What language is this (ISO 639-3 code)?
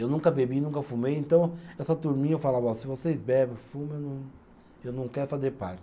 por